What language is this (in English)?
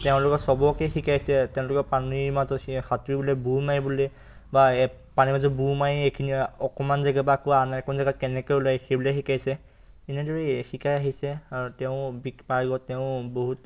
Assamese